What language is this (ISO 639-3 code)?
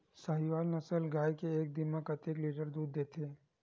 hne